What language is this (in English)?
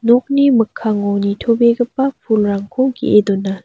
Garo